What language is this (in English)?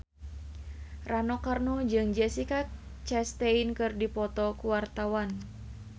Sundanese